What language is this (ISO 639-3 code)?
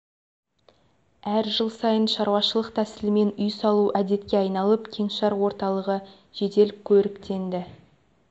kaz